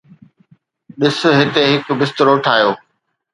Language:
Sindhi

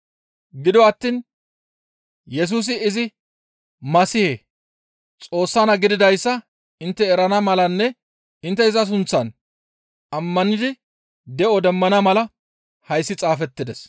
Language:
Gamo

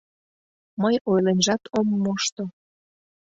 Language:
Mari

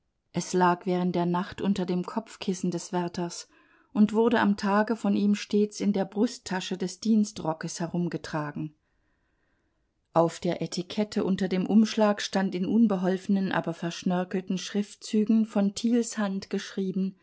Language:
German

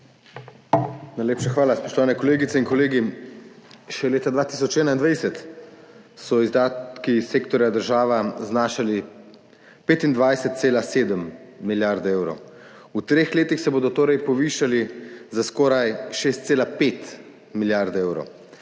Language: Slovenian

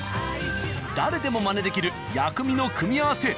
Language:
Japanese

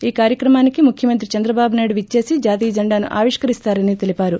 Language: Telugu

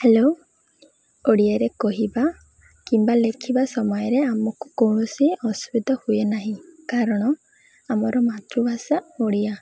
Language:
Odia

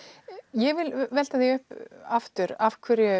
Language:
Icelandic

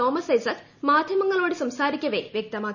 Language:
Malayalam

